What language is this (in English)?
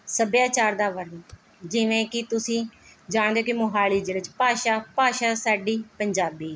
Punjabi